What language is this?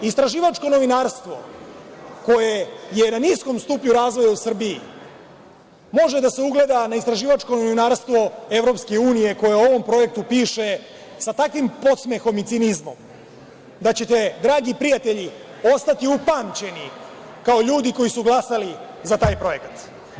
Serbian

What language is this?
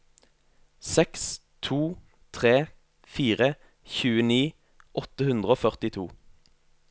Norwegian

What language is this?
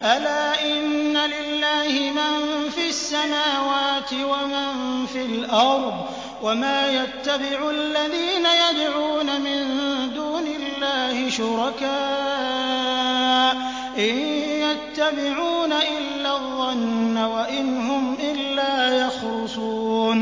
Arabic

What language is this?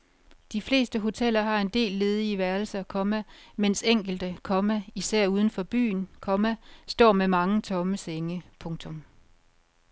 Danish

